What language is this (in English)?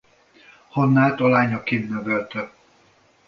Hungarian